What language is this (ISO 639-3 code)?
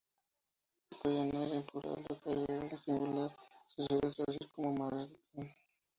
spa